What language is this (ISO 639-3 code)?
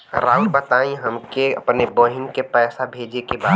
bho